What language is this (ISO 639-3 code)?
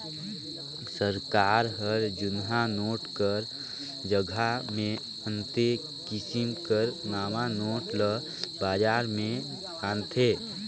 hne